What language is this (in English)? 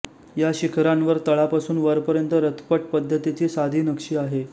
Marathi